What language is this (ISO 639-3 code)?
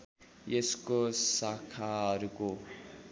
nep